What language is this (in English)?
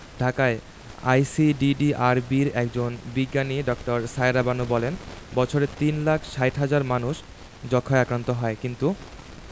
Bangla